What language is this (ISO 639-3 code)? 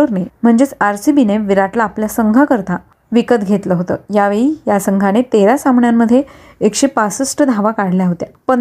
mar